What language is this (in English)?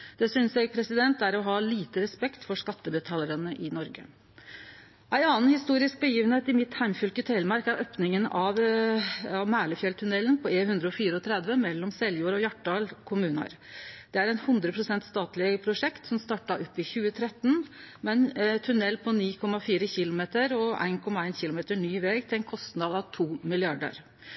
Norwegian Nynorsk